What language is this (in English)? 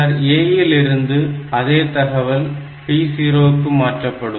Tamil